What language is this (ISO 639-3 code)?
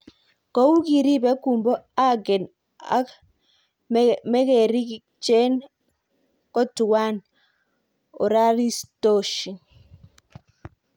kln